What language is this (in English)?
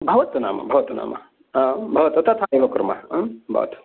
Sanskrit